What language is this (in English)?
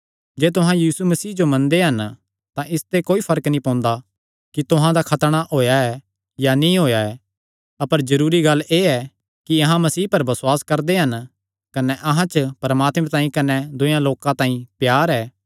Kangri